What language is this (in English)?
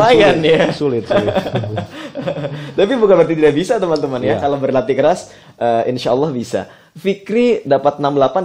Indonesian